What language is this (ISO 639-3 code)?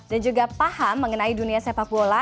ind